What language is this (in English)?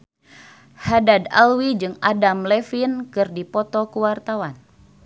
Sundanese